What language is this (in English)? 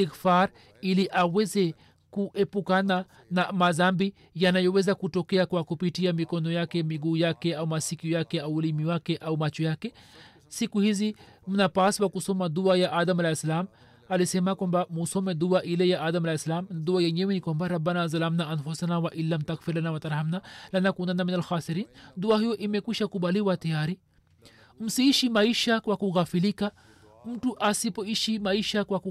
Swahili